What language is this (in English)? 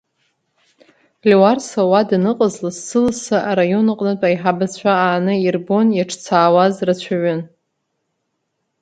Abkhazian